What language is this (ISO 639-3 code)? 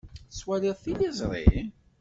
kab